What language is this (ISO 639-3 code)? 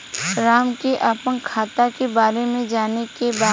bho